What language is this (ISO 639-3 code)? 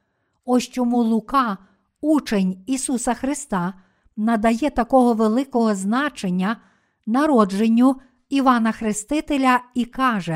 ukr